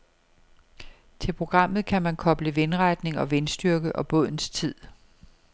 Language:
Danish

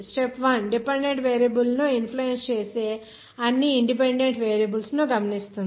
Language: Telugu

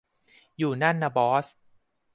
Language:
Thai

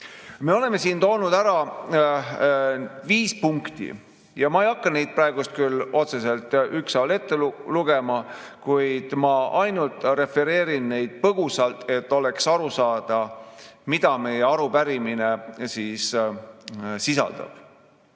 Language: Estonian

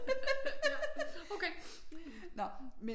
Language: Danish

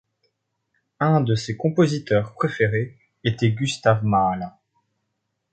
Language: French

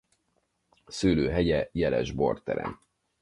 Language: Hungarian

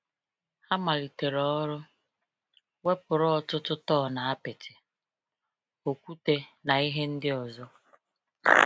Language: Igbo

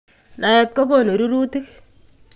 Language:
Kalenjin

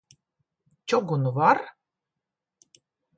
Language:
Latvian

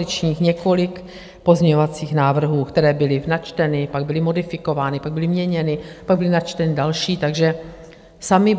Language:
Czech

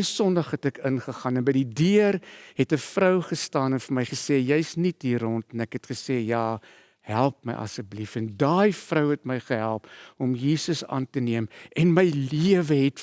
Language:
Dutch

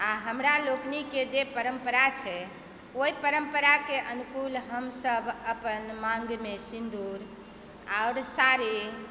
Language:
Maithili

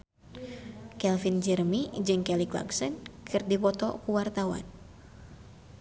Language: Sundanese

